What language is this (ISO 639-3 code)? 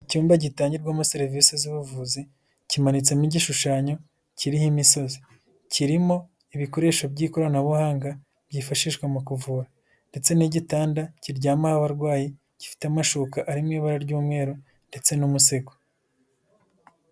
kin